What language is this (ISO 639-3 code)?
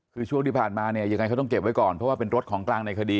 tha